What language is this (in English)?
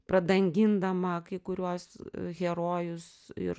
Lithuanian